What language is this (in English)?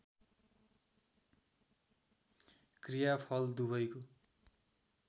Nepali